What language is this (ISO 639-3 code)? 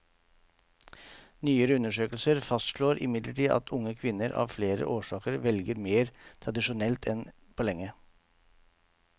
nor